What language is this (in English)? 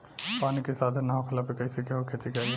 Bhojpuri